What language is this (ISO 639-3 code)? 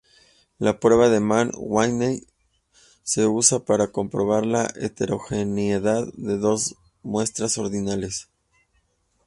spa